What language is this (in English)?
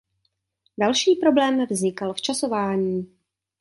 Czech